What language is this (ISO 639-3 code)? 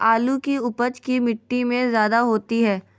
mag